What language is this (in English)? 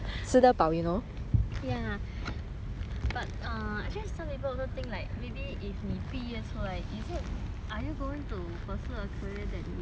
English